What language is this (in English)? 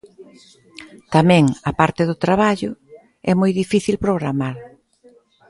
Galician